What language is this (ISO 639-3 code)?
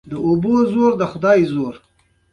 pus